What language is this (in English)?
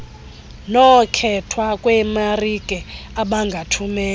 Xhosa